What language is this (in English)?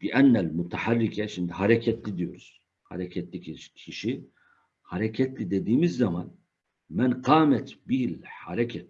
Turkish